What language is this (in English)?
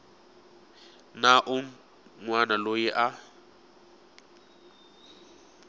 Tsonga